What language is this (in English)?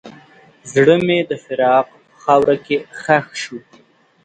Pashto